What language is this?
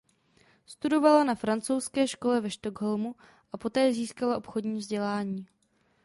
Czech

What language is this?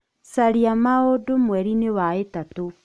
Kikuyu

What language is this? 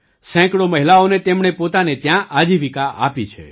Gujarati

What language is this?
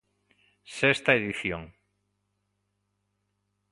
Galician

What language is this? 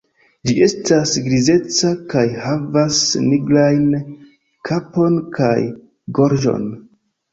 Esperanto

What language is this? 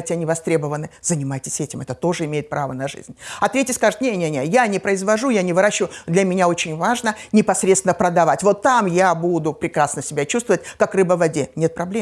Russian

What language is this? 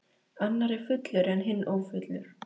Icelandic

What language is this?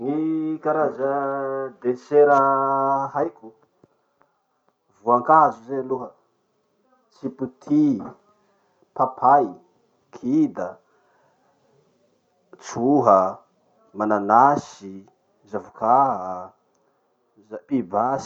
Masikoro Malagasy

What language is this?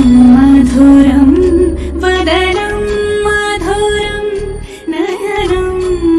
Indonesian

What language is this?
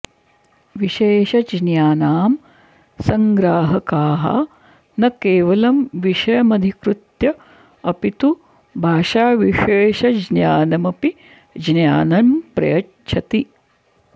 Sanskrit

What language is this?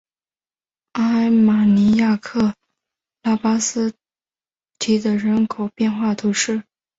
Chinese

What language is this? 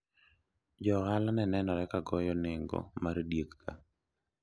Luo (Kenya and Tanzania)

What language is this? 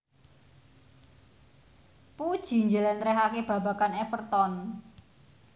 Javanese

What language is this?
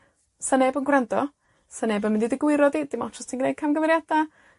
Welsh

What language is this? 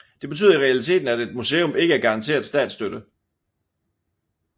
Danish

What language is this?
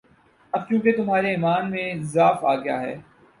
Urdu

